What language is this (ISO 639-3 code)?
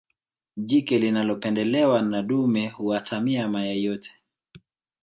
swa